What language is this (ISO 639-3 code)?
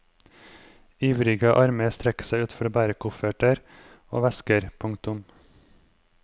nor